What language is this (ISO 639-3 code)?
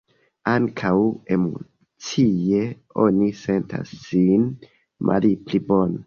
epo